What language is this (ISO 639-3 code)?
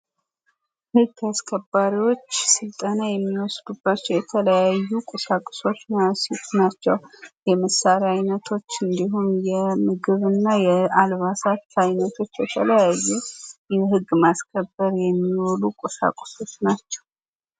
amh